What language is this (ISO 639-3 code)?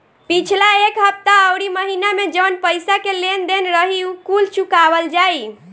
bho